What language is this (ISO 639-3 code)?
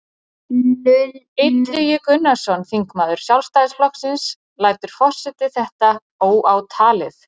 isl